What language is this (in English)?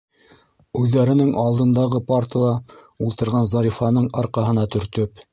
Bashkir